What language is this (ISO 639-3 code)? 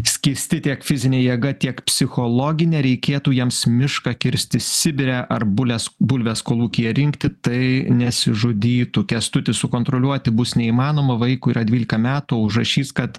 lit